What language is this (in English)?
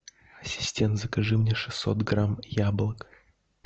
Russian